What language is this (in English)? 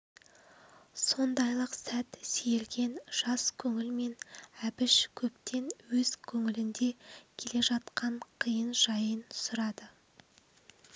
Kazakh